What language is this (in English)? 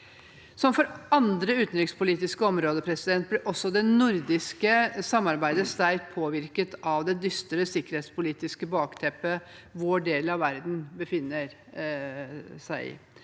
Norwegian